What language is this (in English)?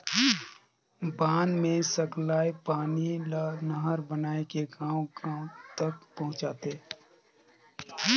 Chhattisgarhi